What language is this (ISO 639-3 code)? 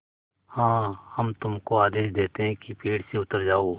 hin